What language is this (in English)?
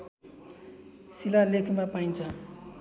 Nepali